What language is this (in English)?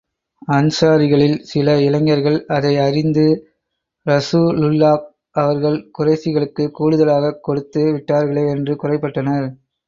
Tamil